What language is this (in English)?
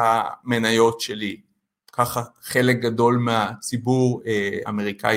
Hebrew